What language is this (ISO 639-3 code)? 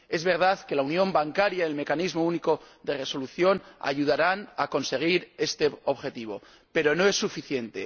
spa